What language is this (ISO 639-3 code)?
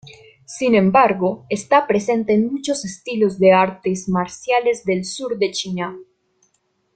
spa